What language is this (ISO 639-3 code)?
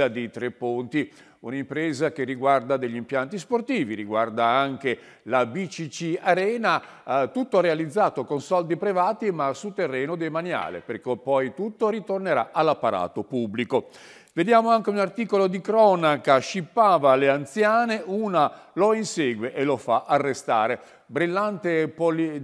ita